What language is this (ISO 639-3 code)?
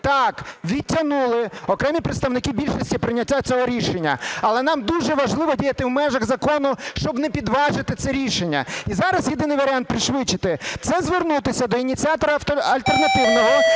ukr